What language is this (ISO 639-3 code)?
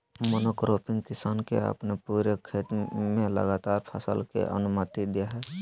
mag